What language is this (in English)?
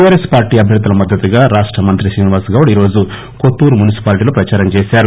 Telugu